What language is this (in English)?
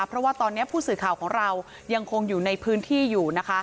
Thai